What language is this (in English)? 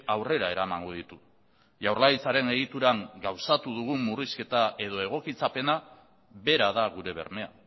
Basque